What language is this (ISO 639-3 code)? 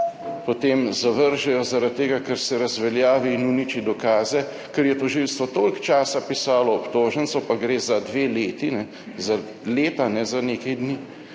slv